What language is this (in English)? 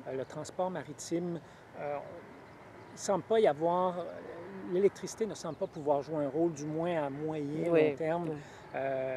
French